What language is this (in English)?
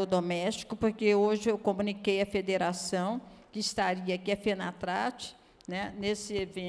Portuguese